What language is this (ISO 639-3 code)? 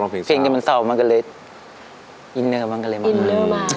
tha